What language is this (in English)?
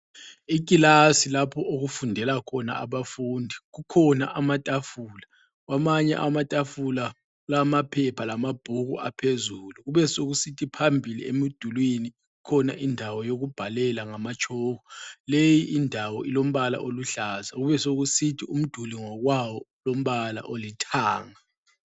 North Ndebele